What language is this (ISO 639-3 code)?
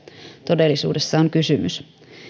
fin